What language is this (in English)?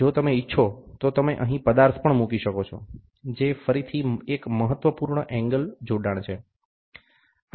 Gujarati